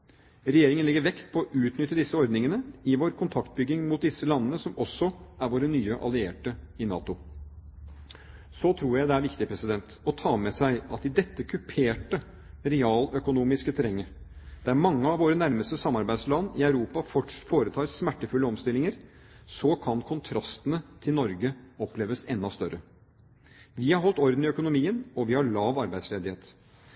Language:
Norwegian Bokmål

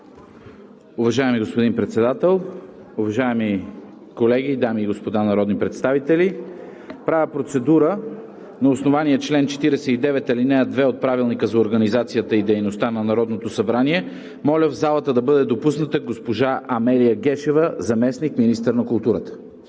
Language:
Bulgarian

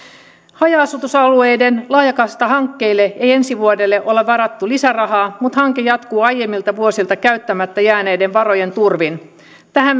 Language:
Finnish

